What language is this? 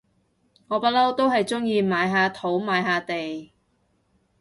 Cantonese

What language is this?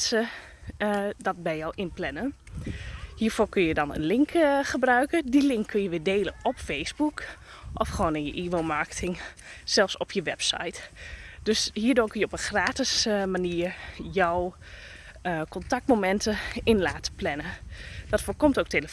Dutch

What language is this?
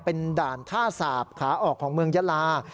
Thai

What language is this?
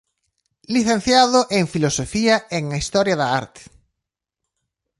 Galician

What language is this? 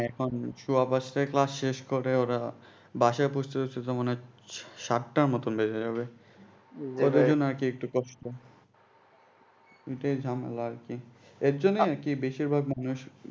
Bangla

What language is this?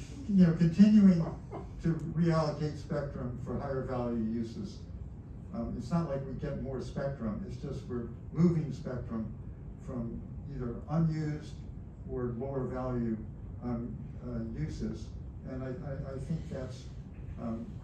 English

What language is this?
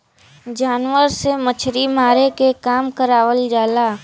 Bhojpuri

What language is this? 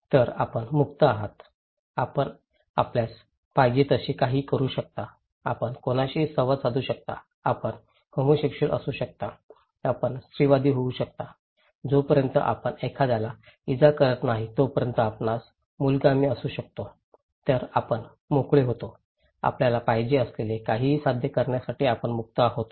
Marathi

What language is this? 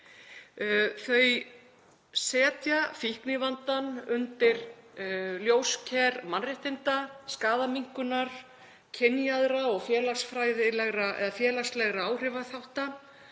Icelandic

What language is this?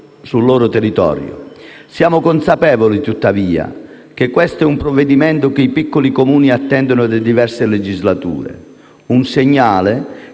Italian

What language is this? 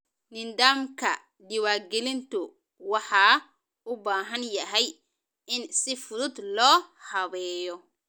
Somali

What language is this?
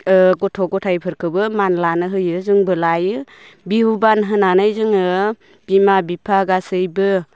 Bodo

